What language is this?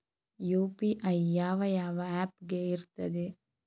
Kannada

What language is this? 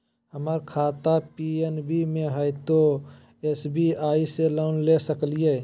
Magahi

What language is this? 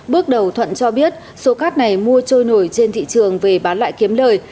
Vietnamese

